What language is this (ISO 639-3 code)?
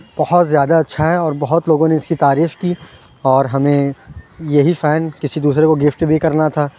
urd